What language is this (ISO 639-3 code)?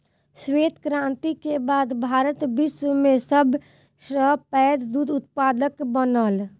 mai